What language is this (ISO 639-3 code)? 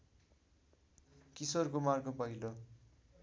nep